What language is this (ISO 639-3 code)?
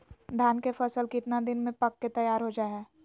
mag